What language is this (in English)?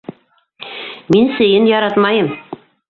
Bashkir